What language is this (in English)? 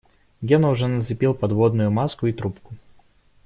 Russian